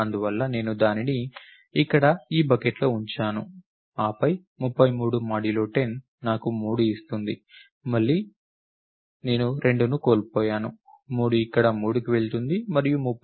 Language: Telugu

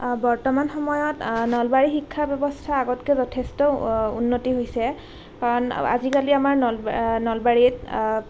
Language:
Assamese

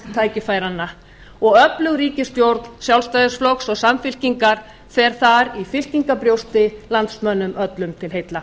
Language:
Icelandic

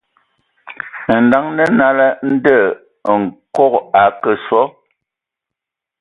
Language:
Ewondo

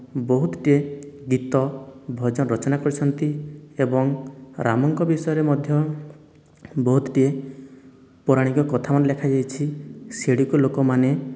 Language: Odia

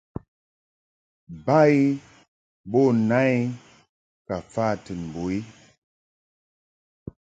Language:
Mungaka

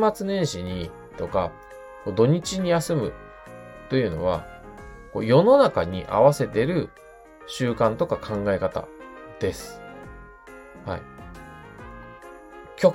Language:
Japanese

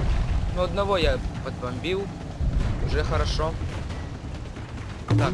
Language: Russian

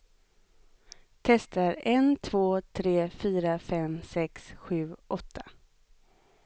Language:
Swedish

